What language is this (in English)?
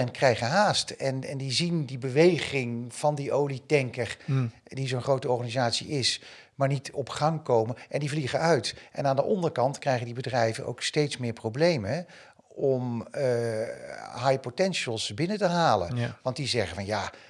Dutch